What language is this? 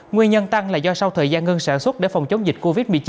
Vietnamese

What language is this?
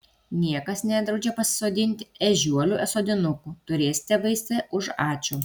Lithuanian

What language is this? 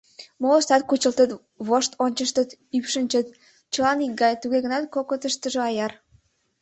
Mari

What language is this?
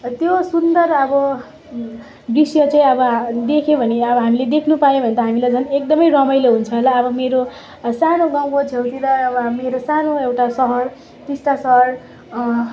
Nepali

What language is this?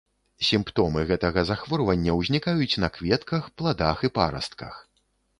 Belarusian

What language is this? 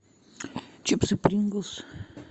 Russian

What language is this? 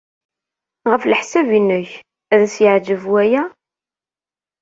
Kabyle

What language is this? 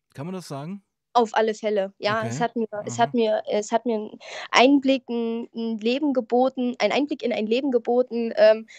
German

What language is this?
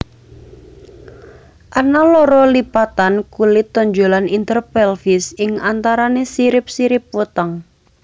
Javanese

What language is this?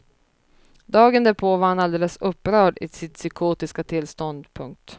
Swedish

